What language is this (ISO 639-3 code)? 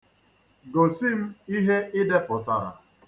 ibo